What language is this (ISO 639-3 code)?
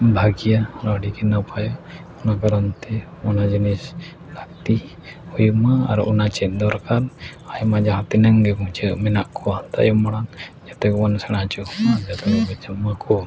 sat